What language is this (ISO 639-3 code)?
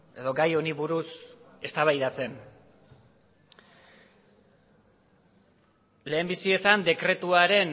eus